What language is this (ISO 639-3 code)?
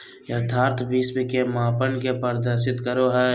mag